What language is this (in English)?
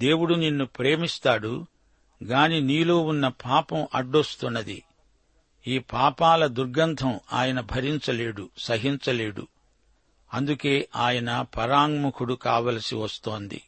Telugu